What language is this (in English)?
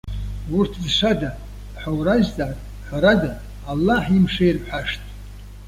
Abkhazian